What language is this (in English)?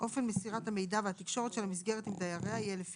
Hebrew